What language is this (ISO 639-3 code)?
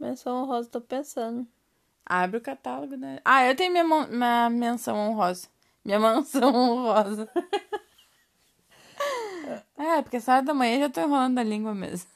por